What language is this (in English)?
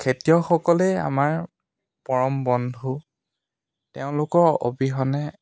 Assamese